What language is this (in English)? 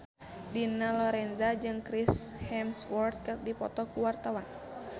Sundanese